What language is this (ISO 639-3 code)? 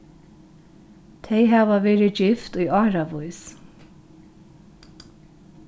fao